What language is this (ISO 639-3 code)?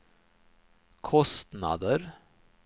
swe